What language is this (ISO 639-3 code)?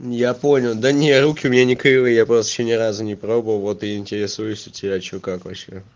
rus